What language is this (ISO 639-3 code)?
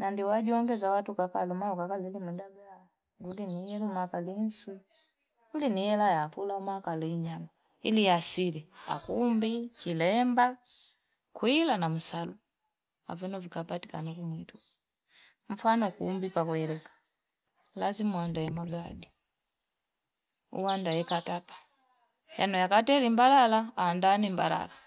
fip